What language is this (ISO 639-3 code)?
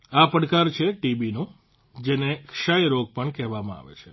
guj